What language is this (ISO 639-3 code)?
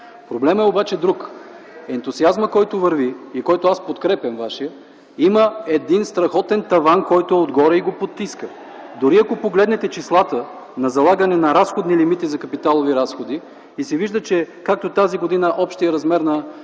bul